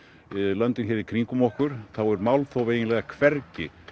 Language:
Icelandic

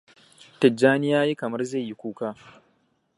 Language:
Hausa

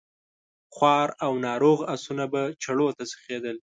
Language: Pashto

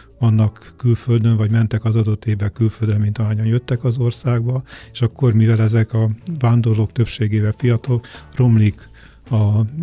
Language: Hungarian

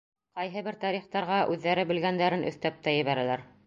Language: Bashkir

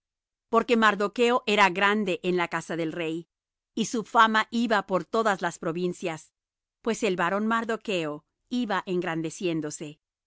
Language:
Spanish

